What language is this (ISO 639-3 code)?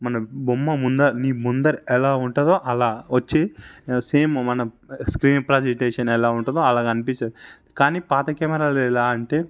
tel